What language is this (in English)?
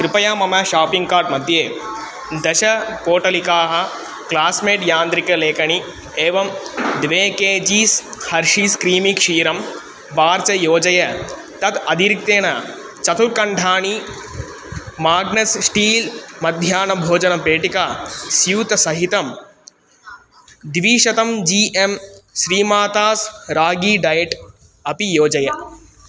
Sanskrit